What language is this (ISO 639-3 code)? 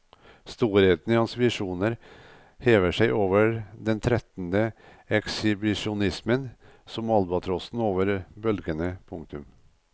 nor